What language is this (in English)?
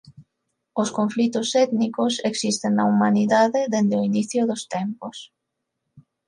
Galician